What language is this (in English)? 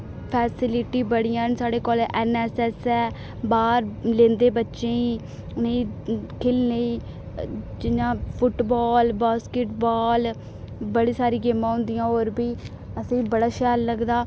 Dogri